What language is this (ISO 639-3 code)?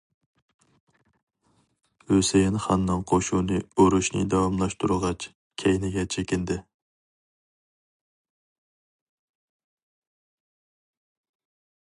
uig